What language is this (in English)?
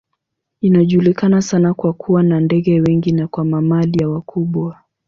Swahili